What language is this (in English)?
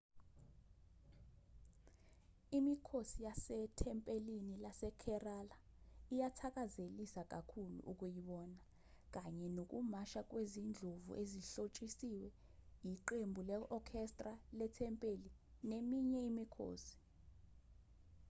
Zulu